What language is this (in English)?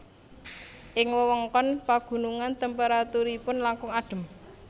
Javanese